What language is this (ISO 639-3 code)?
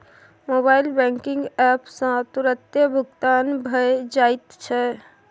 mai